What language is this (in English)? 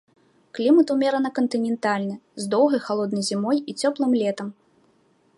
Belarusian